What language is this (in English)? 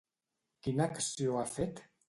Catalan